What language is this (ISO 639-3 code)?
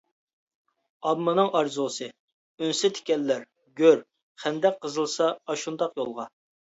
uig